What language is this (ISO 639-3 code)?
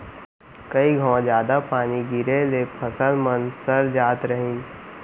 hne